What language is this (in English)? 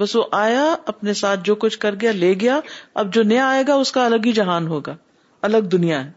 Urdu